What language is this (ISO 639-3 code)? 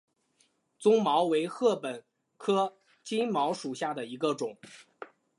zho